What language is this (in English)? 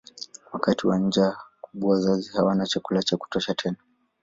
Swahili